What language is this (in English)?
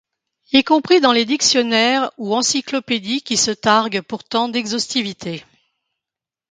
French